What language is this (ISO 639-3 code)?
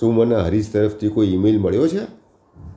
guj